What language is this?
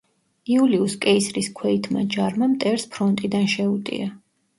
Georgian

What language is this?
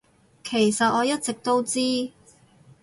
Cantonese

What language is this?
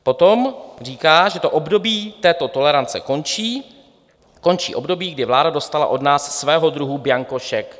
Czech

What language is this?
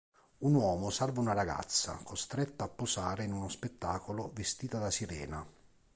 Italian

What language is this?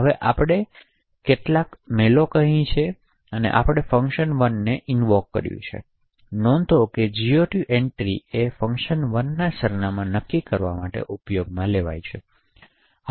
Gujarati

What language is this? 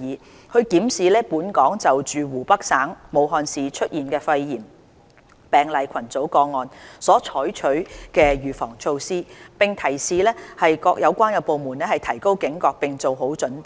Cantonese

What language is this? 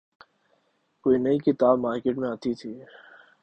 Urdu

